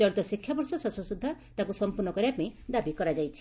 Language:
Odia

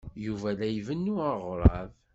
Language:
Kabyle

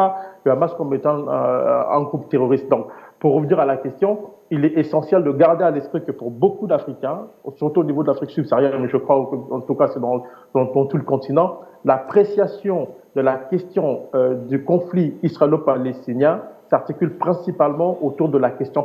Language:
French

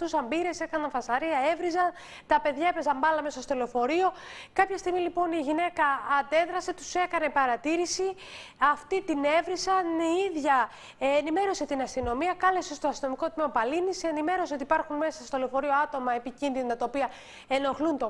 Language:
Greek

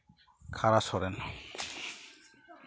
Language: Santali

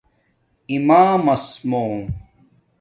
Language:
Domaaki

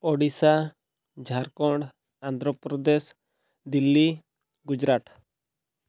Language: Odia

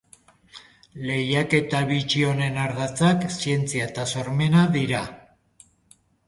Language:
Basque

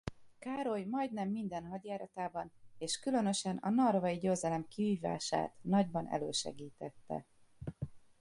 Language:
Hungarian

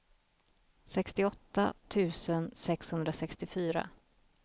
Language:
Swedish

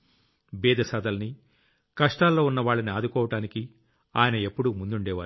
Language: Telugu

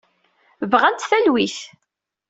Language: Kabyle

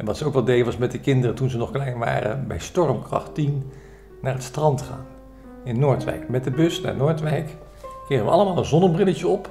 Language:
Dutch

